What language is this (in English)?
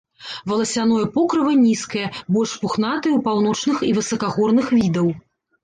Belarusian